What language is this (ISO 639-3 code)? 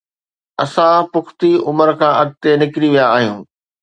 snd